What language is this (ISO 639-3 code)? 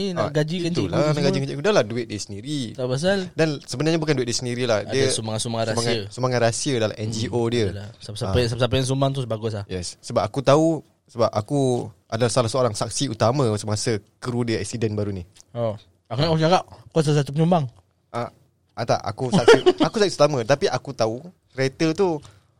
msa